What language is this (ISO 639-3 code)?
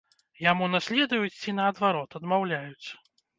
bel